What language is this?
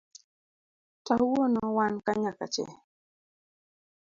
Luo (Kenya and Tanzania)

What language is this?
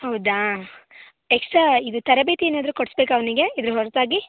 Kannada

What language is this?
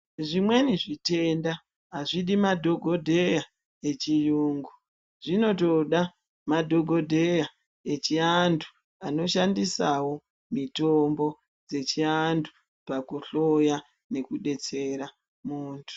Ndau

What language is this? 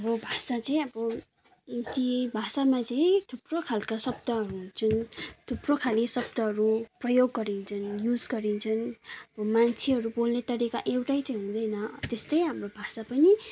Nepali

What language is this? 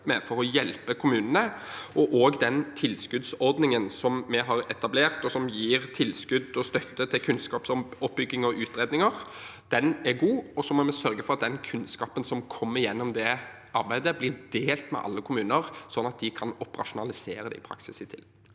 Norwegian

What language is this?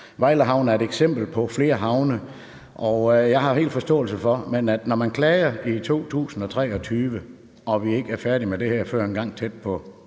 Danish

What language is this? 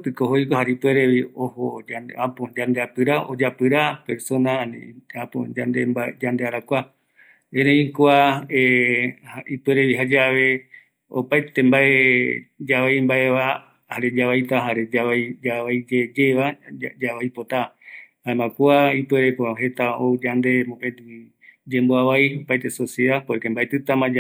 Eastern Bolivian Guaraní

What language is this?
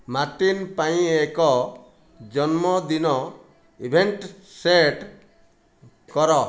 Odia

